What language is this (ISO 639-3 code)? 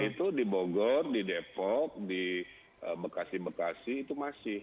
ind